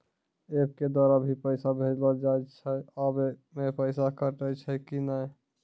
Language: Maithili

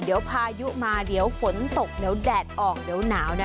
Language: Thai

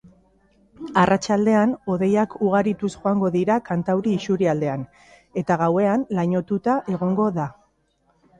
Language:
Basque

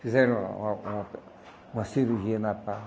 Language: Portuguese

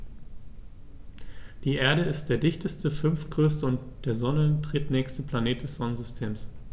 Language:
German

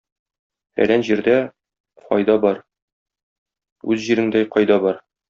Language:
Tatar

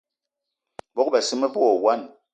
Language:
Eton (Cameroon)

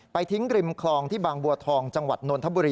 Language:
Thai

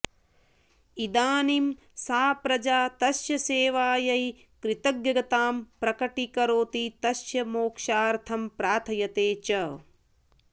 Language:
Sanskrit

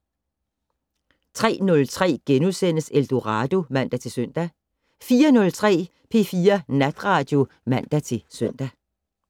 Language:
Danish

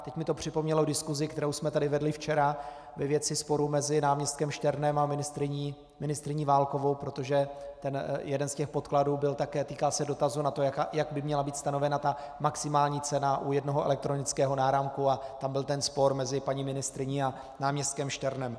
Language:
Czech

